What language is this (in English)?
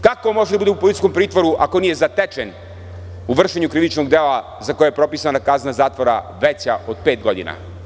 Serbian